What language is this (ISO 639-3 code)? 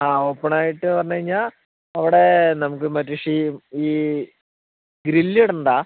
mal